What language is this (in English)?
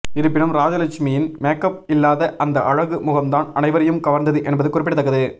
Tamil